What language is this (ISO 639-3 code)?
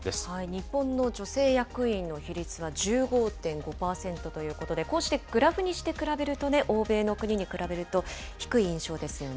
jpn